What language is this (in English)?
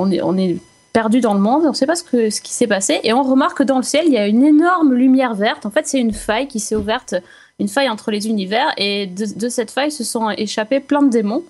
French